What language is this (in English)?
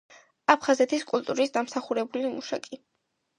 Georgian